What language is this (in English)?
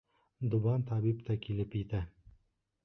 Bashkir